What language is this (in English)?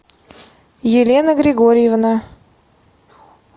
Russian